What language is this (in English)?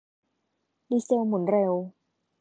Thai